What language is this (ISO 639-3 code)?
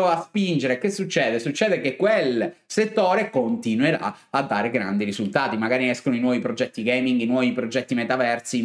ita